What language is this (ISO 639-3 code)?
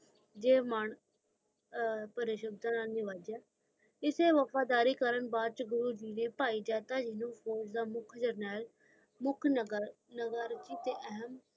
pan